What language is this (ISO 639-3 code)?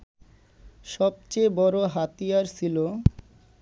ben